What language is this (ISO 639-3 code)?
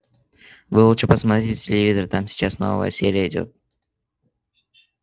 rus